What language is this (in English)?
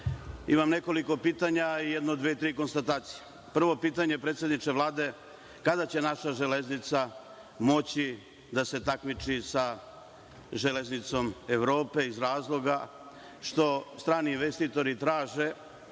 Serbian